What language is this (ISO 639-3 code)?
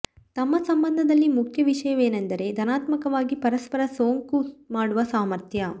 kan